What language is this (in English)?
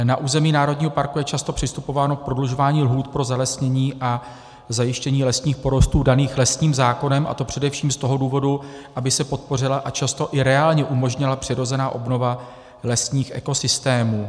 Czech